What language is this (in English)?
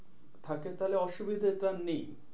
Bangla